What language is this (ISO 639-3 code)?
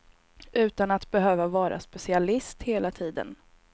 swe